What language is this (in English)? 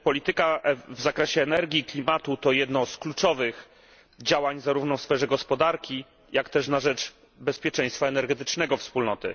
Polish